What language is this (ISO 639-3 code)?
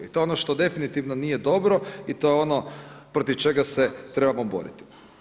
hrv